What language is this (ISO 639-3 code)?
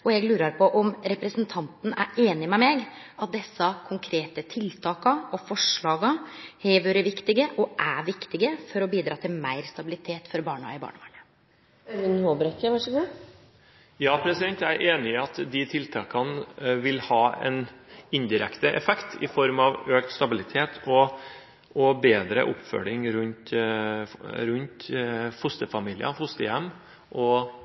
nor